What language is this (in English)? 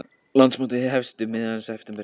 Icelandic